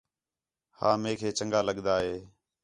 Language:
Khetrani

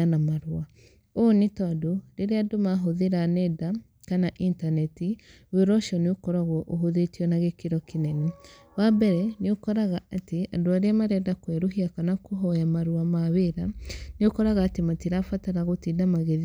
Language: Kikuyu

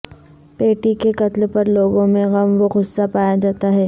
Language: Urdu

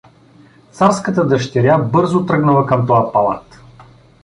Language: Bulgarian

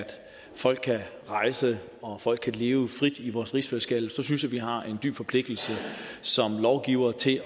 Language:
Danish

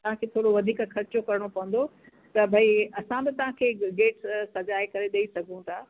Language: Sindhi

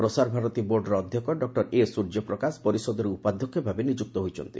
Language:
Odia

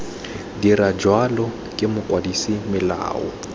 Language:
Tswana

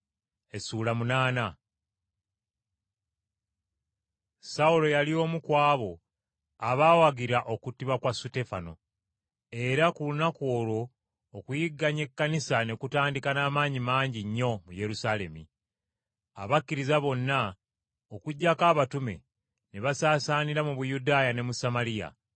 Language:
Ganda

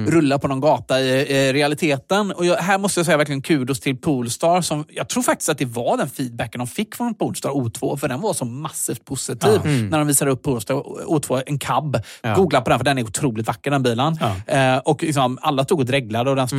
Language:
Swedish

